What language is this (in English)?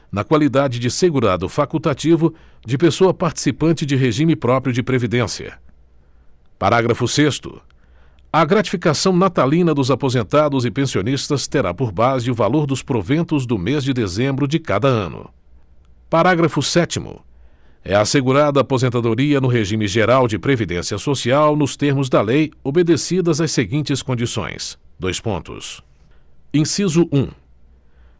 Portuguese